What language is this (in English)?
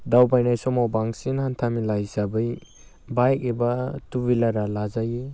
Bodo